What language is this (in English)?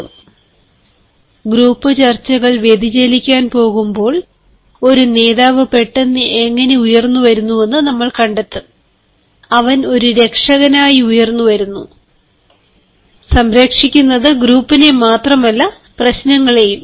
Malayalam